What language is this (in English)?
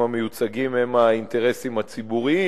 Hebrew